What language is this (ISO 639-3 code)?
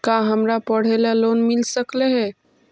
mag